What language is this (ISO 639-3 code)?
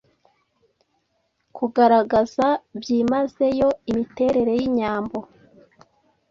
kin